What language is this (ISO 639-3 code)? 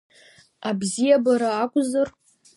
abk